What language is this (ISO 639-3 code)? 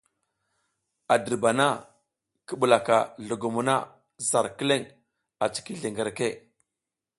giz